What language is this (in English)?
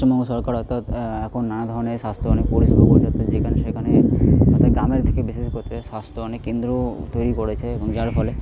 Bangla